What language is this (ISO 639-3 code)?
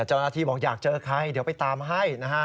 tha